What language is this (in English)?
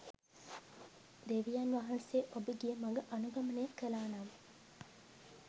Sinhala